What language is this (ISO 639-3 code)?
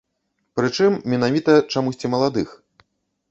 bel